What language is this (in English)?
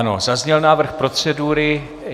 Czech